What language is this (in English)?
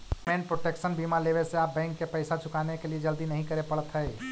Magahi